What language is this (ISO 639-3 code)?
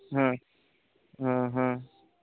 sat